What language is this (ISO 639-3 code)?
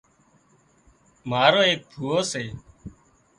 kxp